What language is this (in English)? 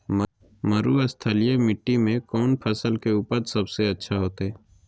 Magahi